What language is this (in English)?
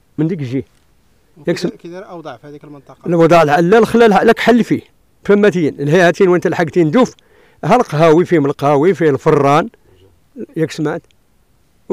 Arabic